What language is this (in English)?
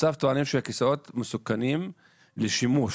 Hebrew